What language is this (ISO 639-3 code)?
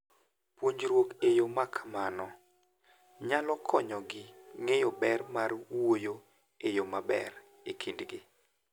luo